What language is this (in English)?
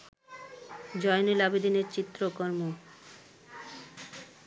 Bangla